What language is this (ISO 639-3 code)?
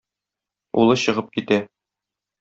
tat